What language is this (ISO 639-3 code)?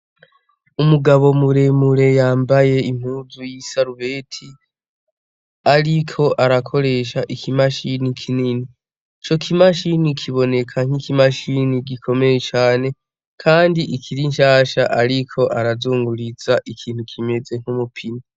run